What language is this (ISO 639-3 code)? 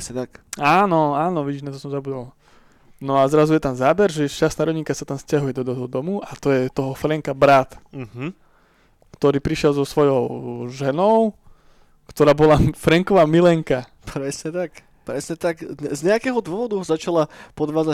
slk